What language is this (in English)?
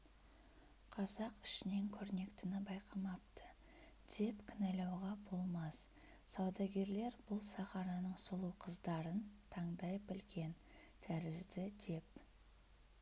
Kazakh